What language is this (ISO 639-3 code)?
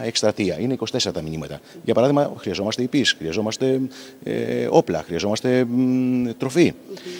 ell